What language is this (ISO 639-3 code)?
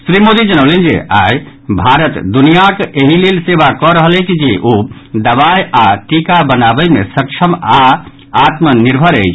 mai